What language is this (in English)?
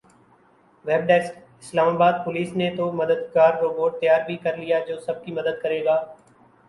Urdu